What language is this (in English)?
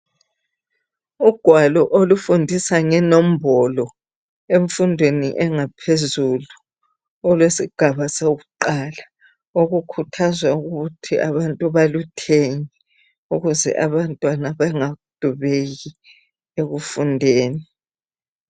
North Ndebele